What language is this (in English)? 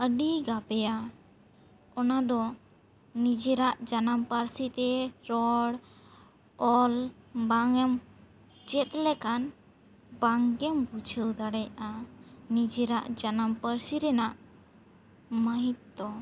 Santali